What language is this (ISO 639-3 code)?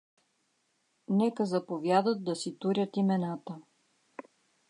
bul